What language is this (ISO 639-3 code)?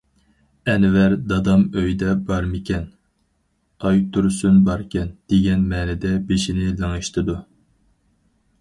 uig